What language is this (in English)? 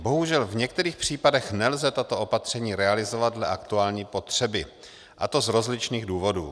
Czech